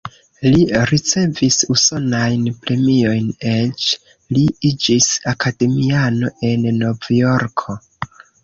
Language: Esperanto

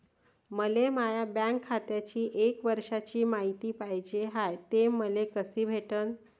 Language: Marathi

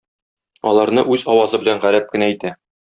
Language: Tatar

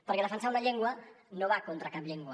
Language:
Catalan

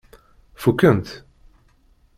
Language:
Kabyle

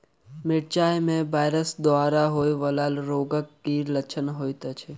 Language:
Maithili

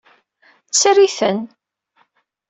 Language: Kabyle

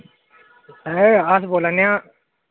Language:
Dogri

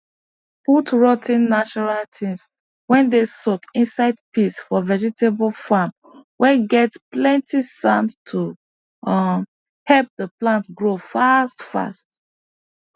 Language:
Nigerian Pidgin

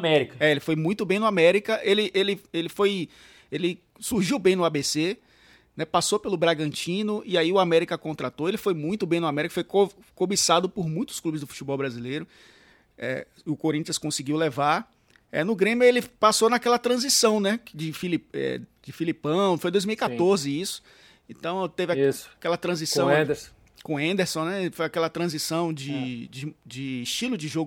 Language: Portuguese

